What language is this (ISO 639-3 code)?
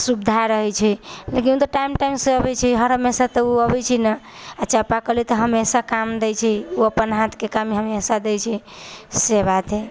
mai